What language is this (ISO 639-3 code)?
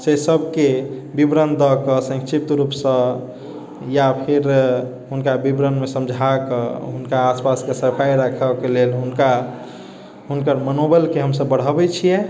mai